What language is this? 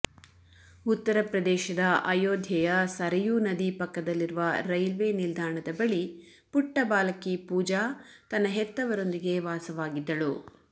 Kannada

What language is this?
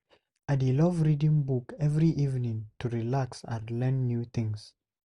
Nigerian Pidgin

